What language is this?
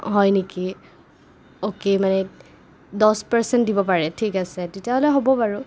Assamese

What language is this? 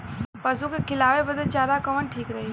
Bhojpuri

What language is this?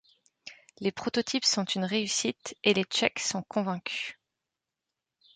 French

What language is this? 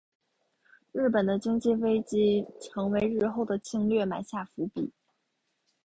Chinese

